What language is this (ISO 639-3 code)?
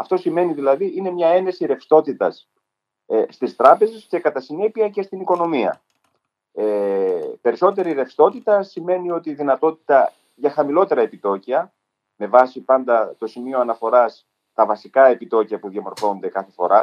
ell